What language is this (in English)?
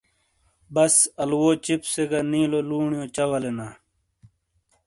Shina